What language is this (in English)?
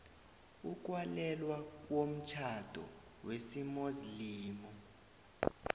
South Ndebele